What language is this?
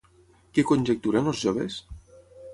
Catalan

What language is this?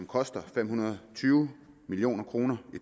Danish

